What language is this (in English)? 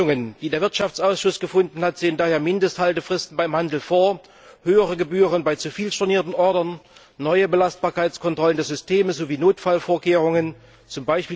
German